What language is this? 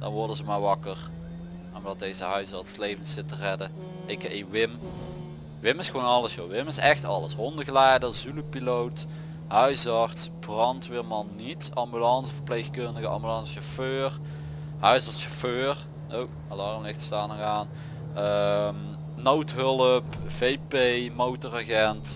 Dutch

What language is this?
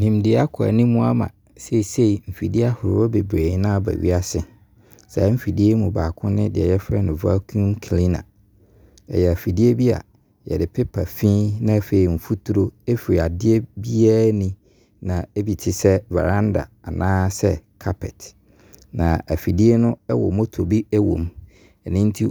Abron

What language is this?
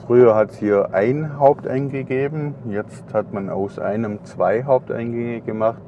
German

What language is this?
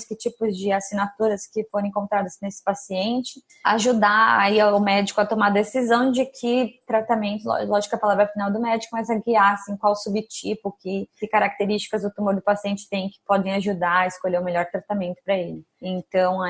Portuguese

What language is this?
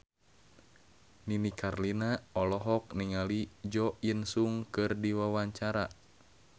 Sundanese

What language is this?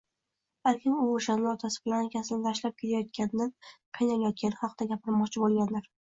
Uzbek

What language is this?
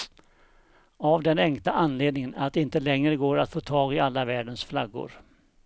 Swedish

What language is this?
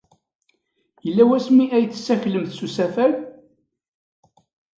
Kabyle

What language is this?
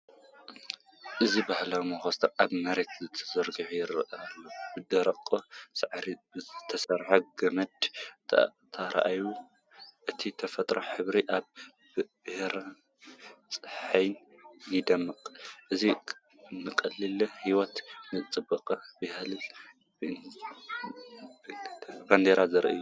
Tigrinya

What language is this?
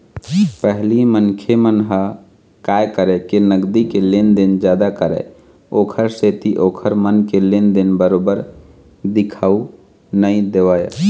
Chhattisgarhi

